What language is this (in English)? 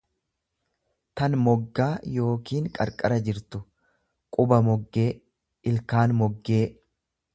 Oromo